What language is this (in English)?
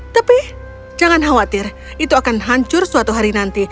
Indonesian